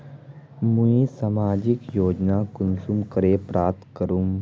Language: Magahi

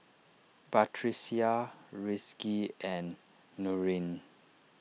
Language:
English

